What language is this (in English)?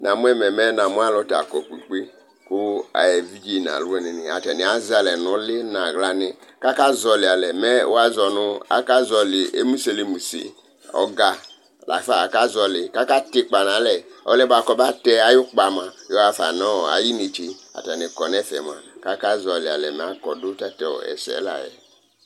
Ikposo